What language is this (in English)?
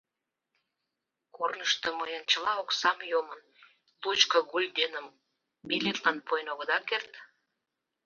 Mari